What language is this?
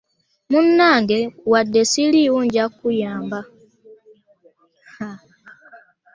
Ganda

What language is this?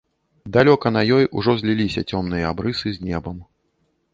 Belarusian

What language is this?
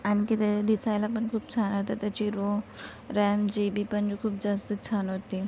Marathi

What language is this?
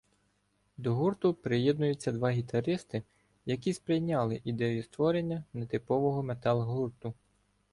Ukrainian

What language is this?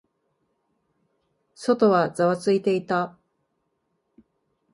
Japanese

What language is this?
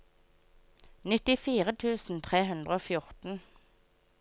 Norwegian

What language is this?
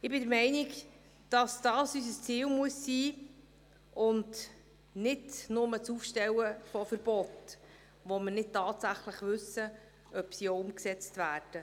Swiss German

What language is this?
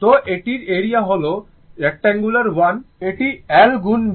Bangla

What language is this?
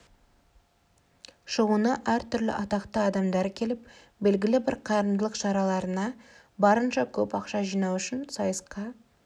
Kazakh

